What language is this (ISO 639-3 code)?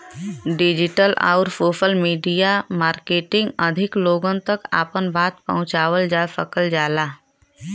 bho